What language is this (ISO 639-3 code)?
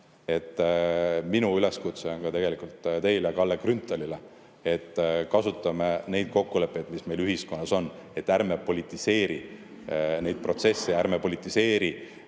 est